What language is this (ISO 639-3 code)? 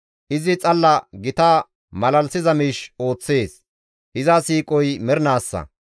gmv